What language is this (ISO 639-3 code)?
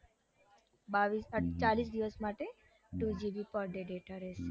guj